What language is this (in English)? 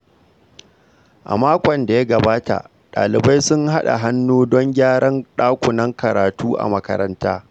Hausa